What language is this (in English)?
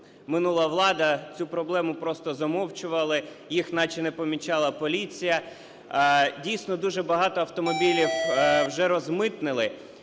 Ukrainian